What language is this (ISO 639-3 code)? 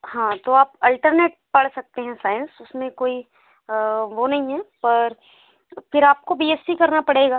hin